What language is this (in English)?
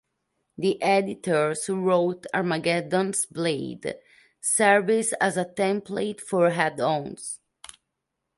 English